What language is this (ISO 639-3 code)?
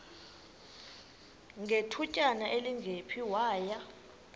xho